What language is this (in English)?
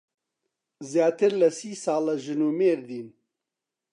Central Kurdish